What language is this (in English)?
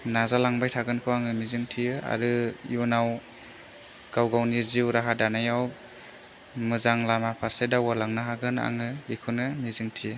Bodo